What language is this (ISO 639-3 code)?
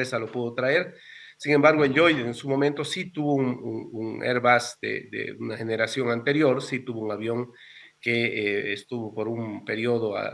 spa